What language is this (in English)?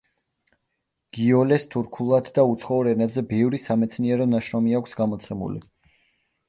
Georgian